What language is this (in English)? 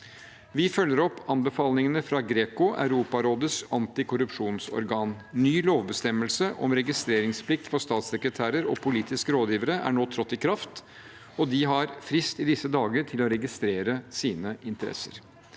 Norwegian